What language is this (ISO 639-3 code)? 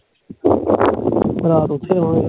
pan